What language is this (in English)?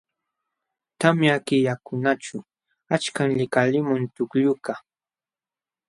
Jauja Wanca Quechua